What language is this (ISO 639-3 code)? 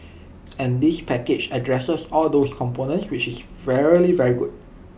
eng